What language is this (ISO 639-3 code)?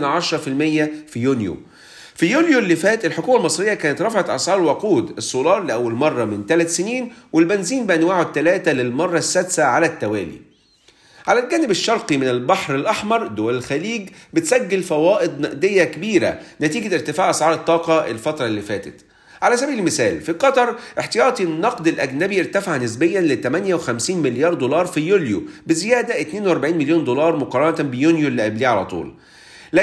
ara